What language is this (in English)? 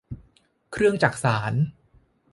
Thai